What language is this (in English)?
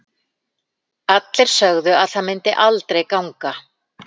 Icelandic